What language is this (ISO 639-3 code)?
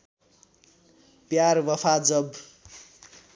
nep